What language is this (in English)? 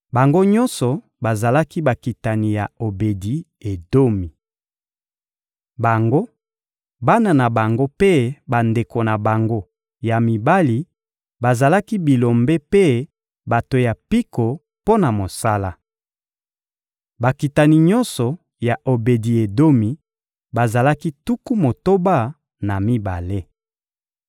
Lingala